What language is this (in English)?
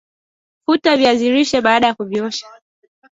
Swahili